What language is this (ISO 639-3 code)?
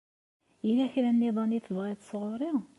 kab